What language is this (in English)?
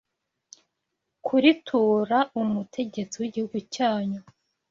Kinyarwanda